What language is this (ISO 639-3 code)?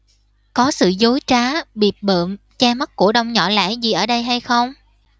vie